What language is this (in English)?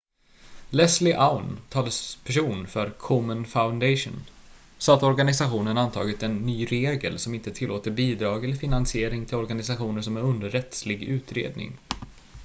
Swedish